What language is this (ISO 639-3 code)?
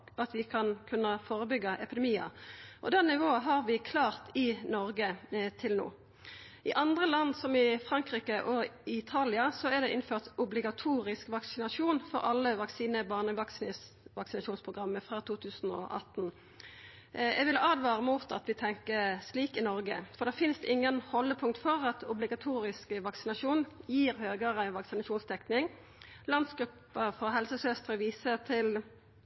nno